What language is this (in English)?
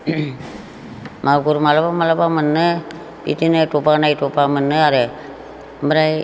Bodo